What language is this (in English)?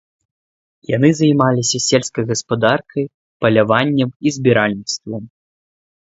Belarusian